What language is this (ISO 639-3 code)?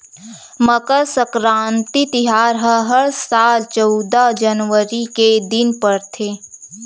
hne